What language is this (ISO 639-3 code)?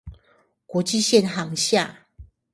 zho